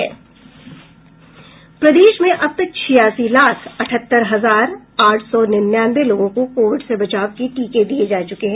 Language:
Hindi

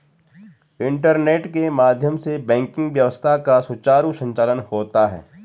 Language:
Hindi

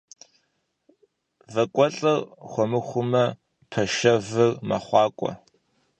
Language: Kabardian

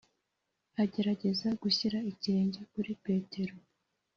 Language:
Kinyarwanda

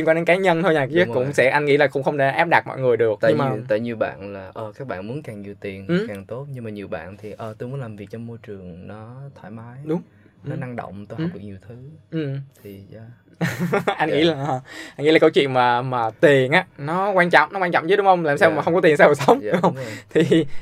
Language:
Vietnamese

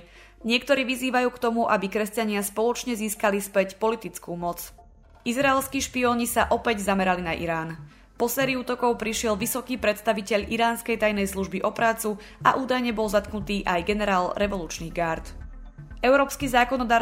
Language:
Slovak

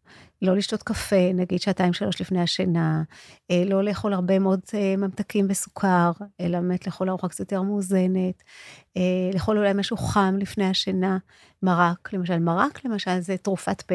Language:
Hebrew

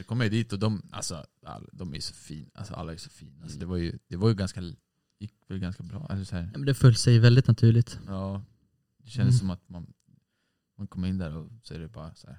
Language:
Swedish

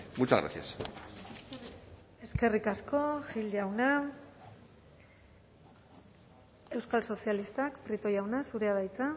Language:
Basque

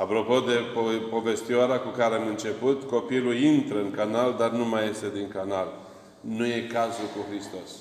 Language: Romanian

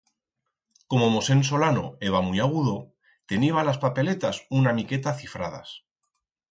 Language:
Aragonese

